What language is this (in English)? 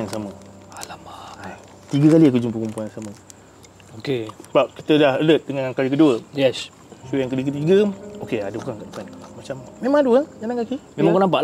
Malay